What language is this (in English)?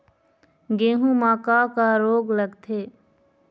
Chhattisgarhi